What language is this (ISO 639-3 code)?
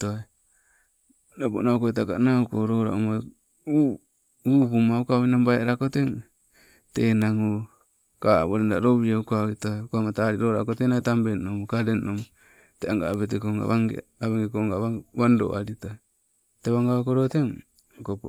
nco